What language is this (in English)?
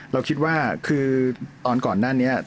Thai